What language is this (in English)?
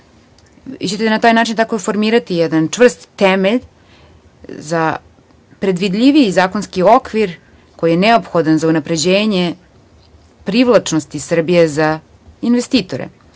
Serbian